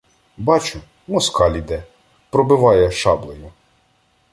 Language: Ukrainian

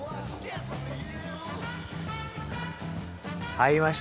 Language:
Japanese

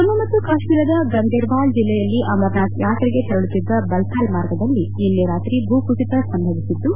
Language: Kannada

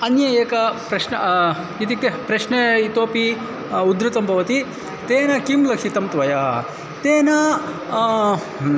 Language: Sanskrit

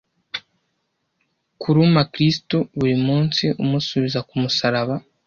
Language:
Kinyarwanda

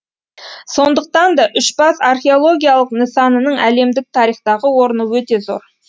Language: Kazakh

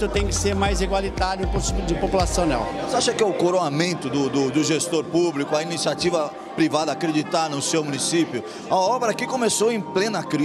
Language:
Portuguese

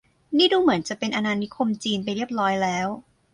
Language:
Thai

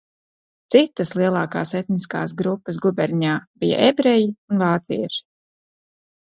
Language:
Latvian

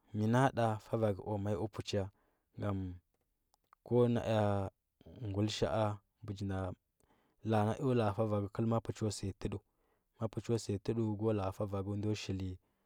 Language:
Huba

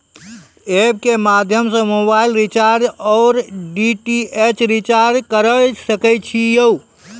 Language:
Maithili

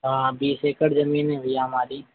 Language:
Hindi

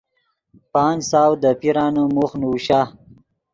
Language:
Yidgha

